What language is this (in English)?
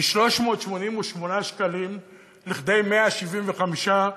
Hebrew